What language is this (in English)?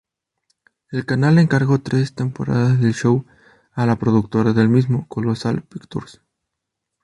Spanish